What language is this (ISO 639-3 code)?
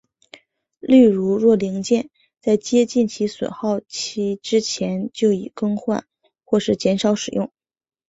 zho